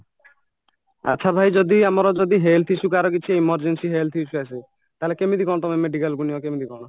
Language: Odia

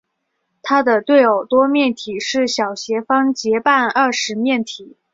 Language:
Chinese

